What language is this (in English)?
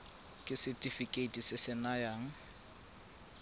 Tswana